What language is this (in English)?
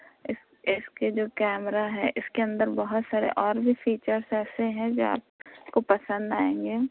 Urdu